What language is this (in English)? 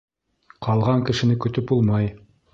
Bashkir